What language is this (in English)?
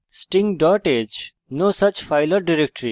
Bangla